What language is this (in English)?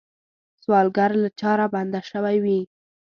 Pashto